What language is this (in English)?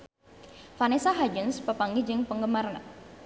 Sundanese